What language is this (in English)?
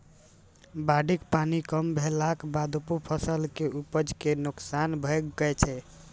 Maithili